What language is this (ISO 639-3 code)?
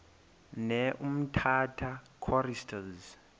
xho